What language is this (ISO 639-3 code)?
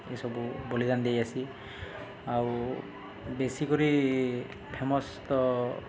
ori